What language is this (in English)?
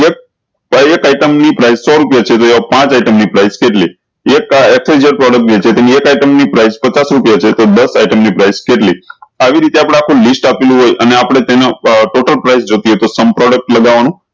Gujarati